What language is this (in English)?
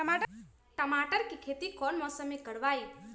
Magahi